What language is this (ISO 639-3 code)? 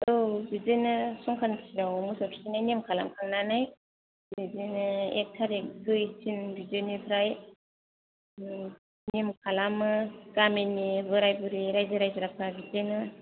brx